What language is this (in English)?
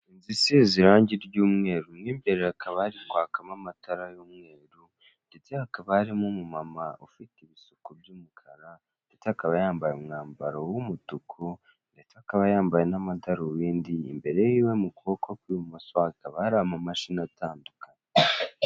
Kinyarwanda